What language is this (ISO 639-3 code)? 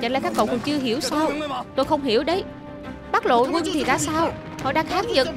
vie